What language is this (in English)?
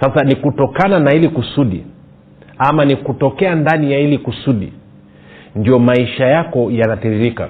Swahili